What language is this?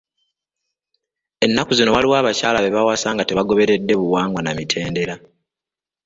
Ganda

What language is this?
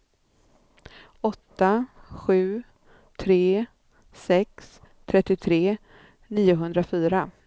Swedish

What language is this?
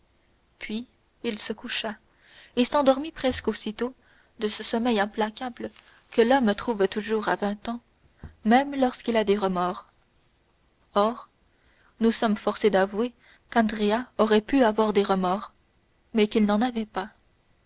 French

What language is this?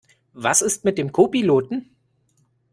German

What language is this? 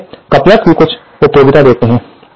Hindi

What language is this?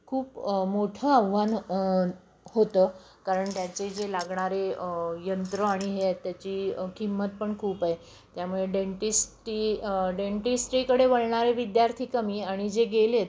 Marathi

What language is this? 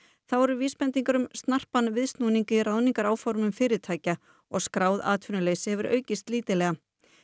Icelandic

